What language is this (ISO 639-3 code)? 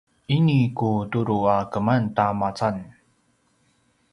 pwn